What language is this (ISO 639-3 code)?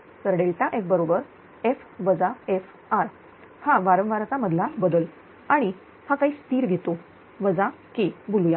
mar